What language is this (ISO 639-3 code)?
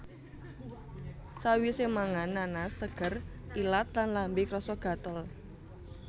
jav